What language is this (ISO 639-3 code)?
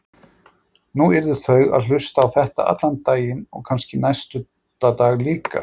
isl